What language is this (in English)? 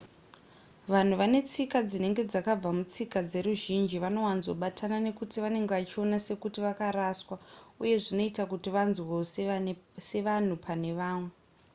Shona